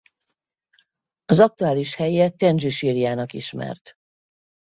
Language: Hungarian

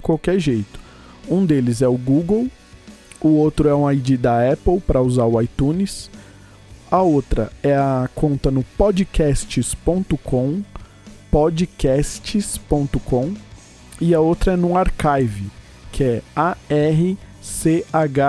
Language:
Portuguese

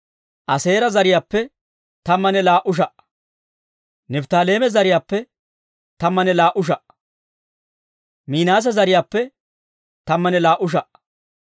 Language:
Dawro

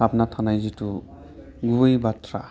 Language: Bodo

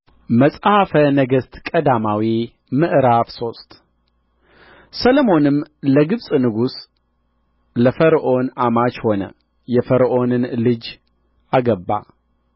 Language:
Amharic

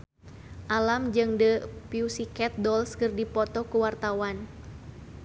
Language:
Sundanese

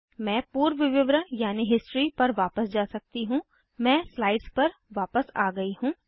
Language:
Hindi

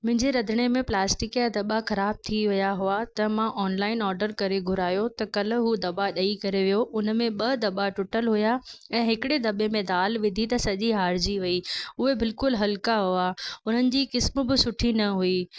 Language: Sindhi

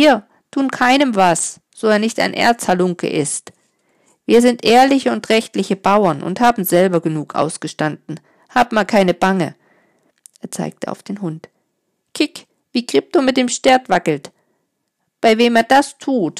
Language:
German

